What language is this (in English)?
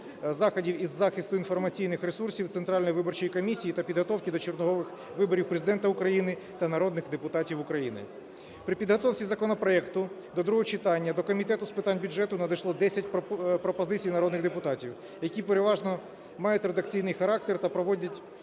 Ukrainian